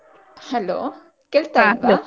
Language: Kannada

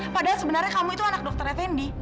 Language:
Indonesian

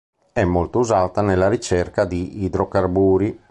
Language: Italian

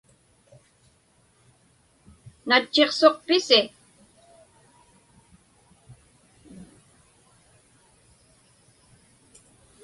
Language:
Inupiaq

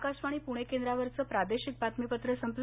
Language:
Marathi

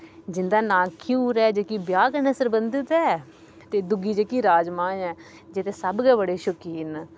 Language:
Dogri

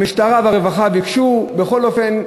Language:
Hebrew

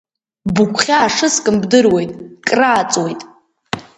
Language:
Abkhazian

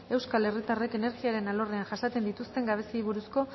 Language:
Basque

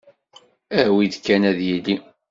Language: Kabyle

